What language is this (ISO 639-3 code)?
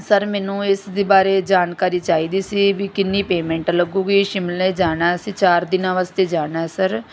pan